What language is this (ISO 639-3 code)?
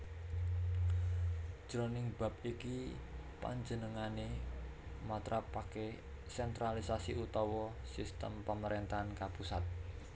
jav